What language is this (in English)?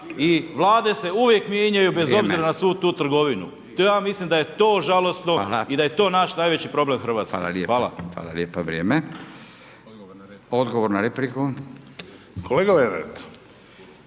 Croatian